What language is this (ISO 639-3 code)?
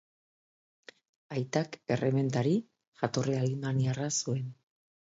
eus